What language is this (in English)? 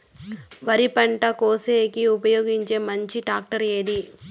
Telugu